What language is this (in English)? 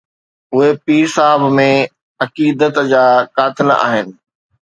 Sindhi